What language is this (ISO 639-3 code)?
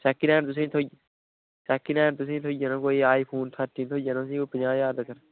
doi